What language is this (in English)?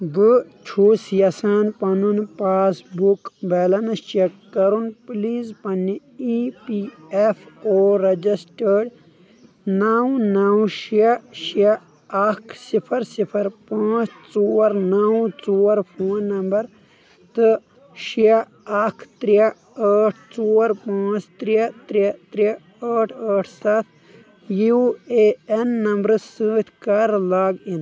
Kashmiri